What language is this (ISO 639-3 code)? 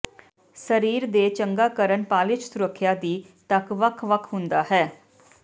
pan